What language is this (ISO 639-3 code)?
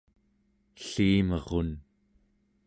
esu